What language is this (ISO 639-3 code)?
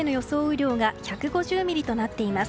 jpn